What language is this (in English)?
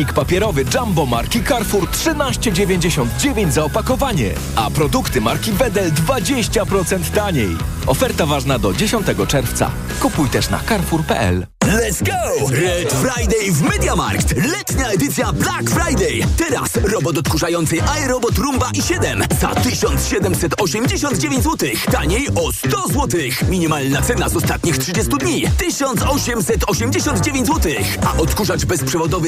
Polish